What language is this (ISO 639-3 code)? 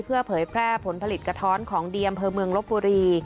tha